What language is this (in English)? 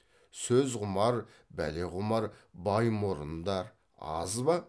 Kazakh